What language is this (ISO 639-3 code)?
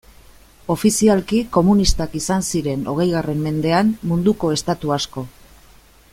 eus